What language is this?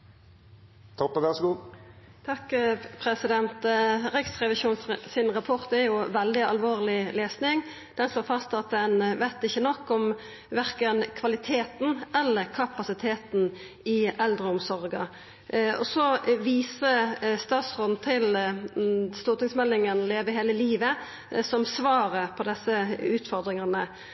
Norwegian Nynorsk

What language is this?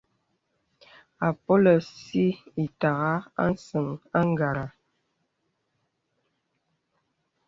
Bebele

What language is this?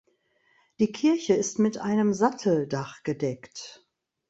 German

